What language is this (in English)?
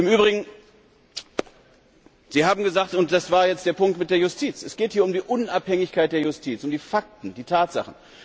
German